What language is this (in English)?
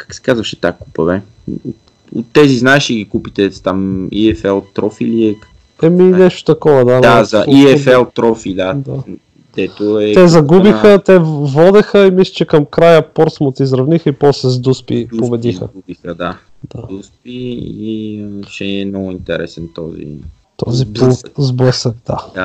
Bulgarian